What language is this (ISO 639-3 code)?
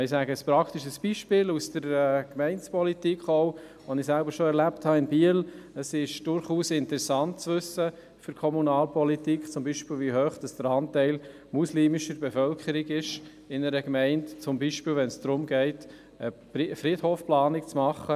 gsw